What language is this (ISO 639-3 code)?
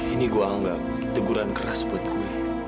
ind